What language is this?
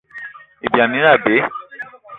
Eton (Cameroon)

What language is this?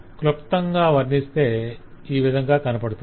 Telugu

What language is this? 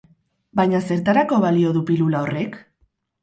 Basque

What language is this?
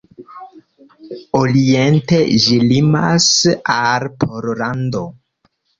Esperanto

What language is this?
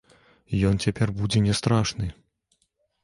Belarusian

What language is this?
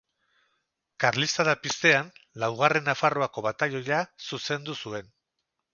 Basque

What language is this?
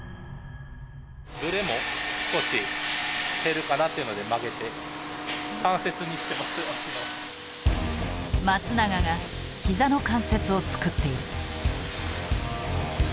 Japanese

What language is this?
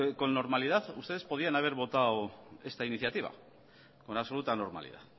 Spanish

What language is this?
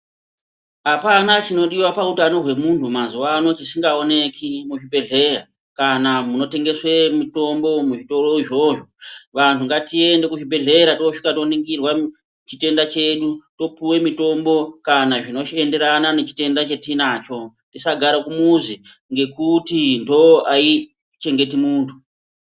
Ndau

